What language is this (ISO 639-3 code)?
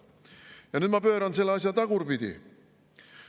est